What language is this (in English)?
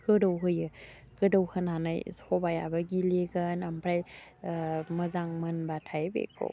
Bodo